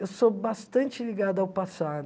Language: Portuguese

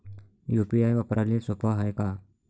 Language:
Marathi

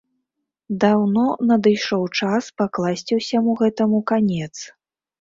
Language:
Belarusian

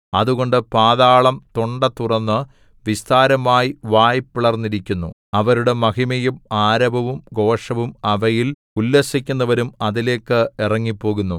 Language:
Malayalam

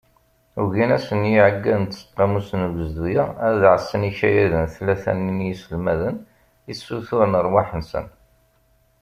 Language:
Kabyle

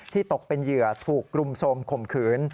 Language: Thai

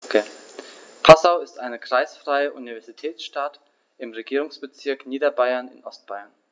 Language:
German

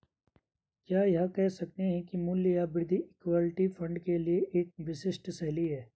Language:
Hindi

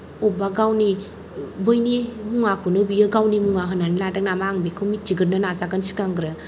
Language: Bodo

